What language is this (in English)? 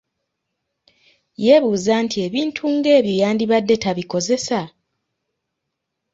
Ganda